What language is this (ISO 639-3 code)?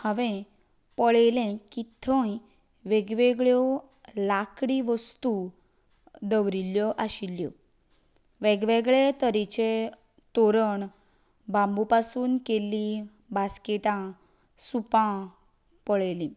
kok